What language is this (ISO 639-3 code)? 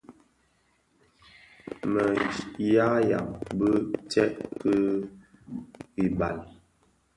ksf